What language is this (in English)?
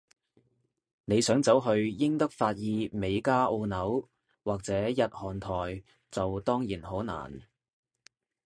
Cantonese